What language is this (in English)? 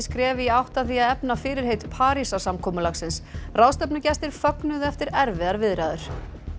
Icelandic